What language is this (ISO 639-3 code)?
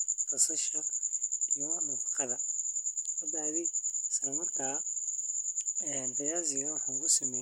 som